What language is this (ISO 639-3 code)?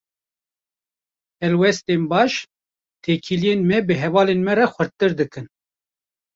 kur